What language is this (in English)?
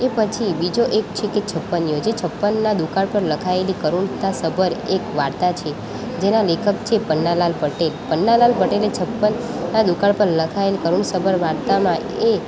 Gujarati